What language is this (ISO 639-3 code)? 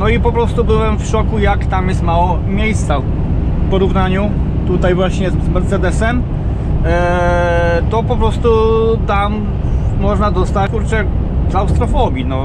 pol